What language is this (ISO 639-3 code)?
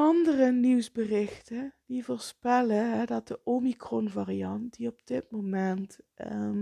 nld